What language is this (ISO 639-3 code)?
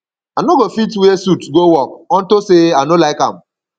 pcm